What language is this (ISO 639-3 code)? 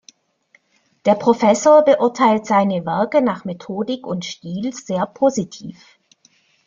deu